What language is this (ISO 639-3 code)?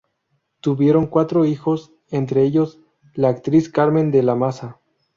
spa